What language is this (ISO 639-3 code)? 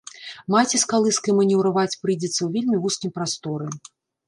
bel